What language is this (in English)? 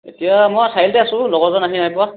Assamese